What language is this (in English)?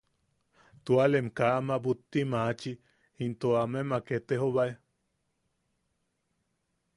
Yaqui